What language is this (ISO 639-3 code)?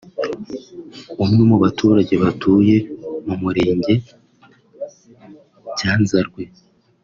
kin